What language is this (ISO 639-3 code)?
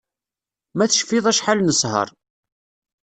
kab